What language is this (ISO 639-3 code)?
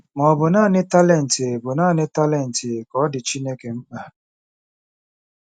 ibo